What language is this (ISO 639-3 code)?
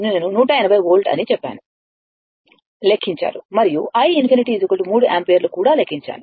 tel